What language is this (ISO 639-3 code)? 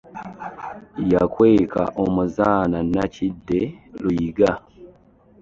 lug